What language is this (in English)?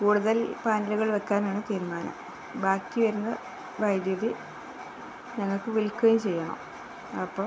Malayalam